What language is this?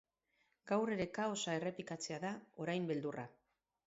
Basque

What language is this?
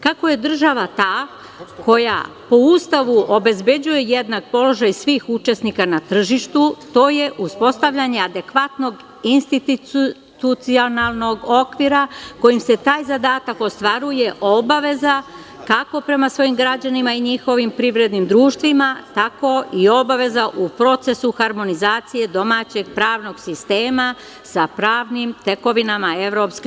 Serbian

